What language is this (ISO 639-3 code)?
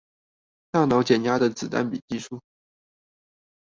zho